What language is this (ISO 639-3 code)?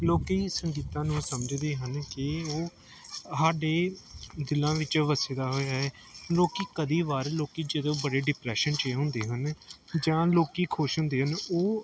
pan